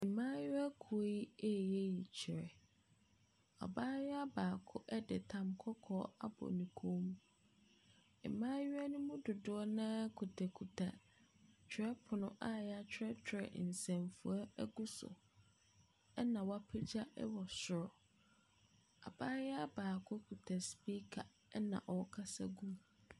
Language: Akan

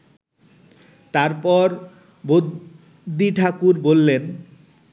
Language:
Bangla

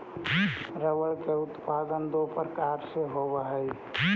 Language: Magahi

